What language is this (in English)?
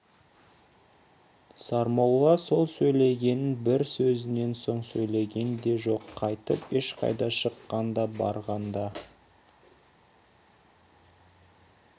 Kazakh